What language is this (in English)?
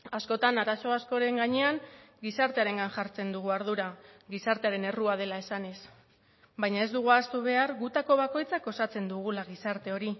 Basque